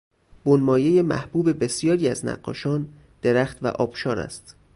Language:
Persian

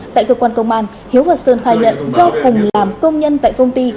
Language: Vietnamese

